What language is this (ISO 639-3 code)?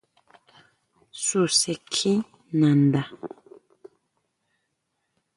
mau